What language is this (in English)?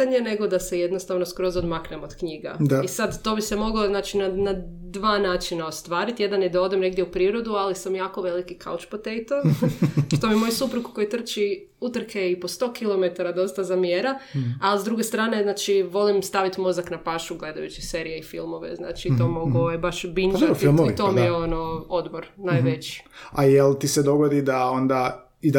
Croatian